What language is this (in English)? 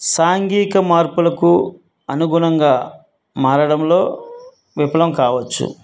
Telugu